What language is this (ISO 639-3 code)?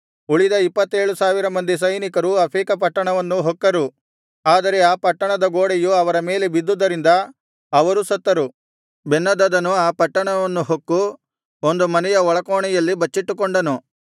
kan